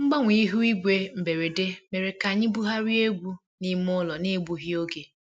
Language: Igbo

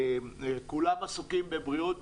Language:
Hebrew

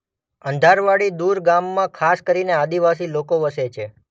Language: Gujarati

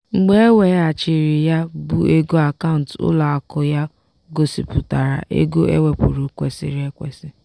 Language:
Igbo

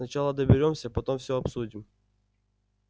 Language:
Russian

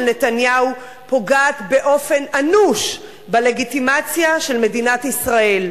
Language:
Hebrew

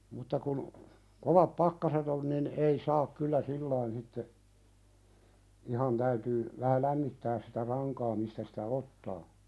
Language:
Finnish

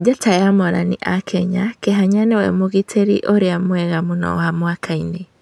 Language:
Kikuyu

